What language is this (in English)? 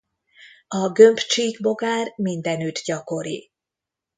Hungarian